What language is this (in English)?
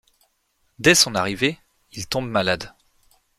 French